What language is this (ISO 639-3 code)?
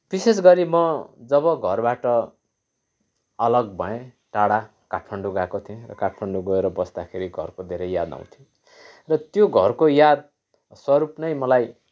nep